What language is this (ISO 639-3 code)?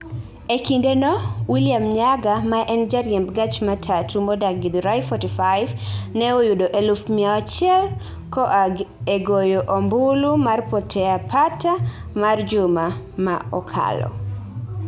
luo